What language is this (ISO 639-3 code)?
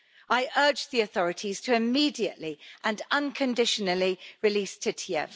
eng